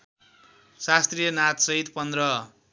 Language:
Nepali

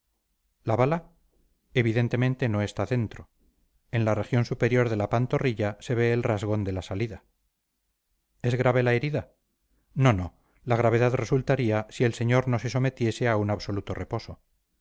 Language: Spanish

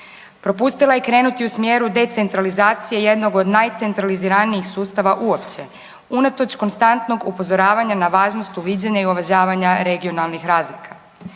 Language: Croatian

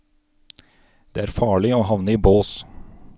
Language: Norwegian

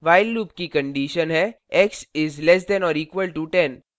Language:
Hindi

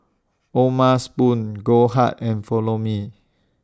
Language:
English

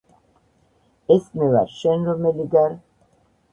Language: Georgian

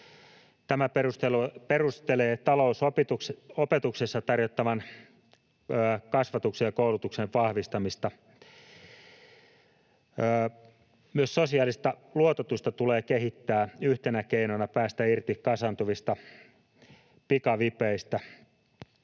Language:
Finnish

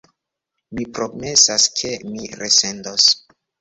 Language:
Esperanto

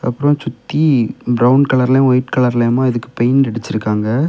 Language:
Tamil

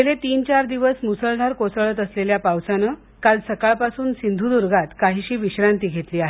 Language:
Marathi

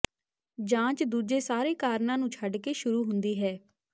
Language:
Punjabi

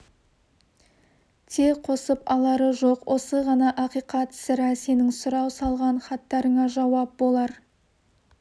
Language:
Kazakh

